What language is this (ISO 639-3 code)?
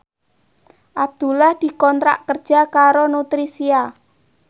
jav